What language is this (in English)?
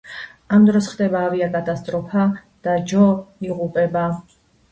Georgian